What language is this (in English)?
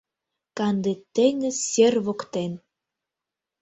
Mari